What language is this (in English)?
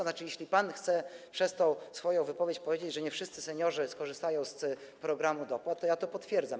Polish